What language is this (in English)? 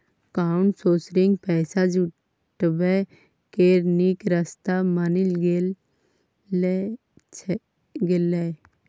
Maithili